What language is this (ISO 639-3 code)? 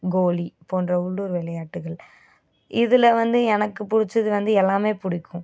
tam